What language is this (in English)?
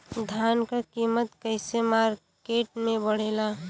Bhojpuri